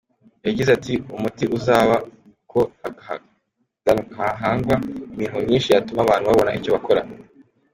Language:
Kinyarwanda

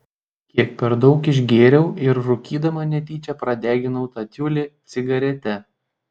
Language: Lithuanian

